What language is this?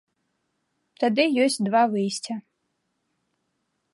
Belarusian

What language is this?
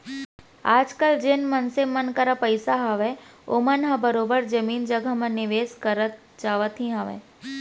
Chhattisgarhi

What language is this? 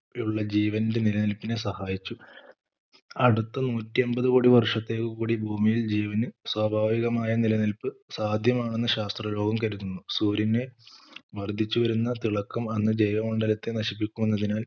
Malayalam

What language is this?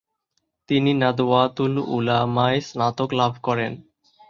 Bangla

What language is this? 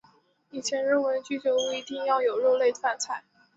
Chinese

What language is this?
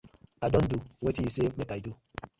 Nigerian Pidgin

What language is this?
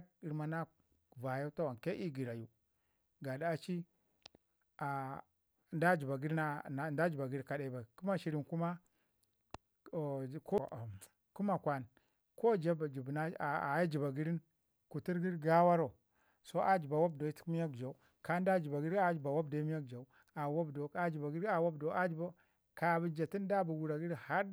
Ngizim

